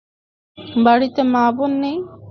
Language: Bangla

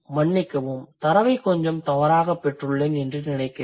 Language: Tamil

